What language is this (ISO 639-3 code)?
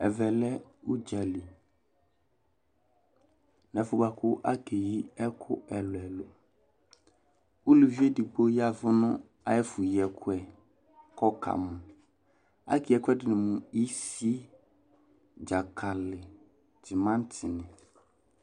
kpo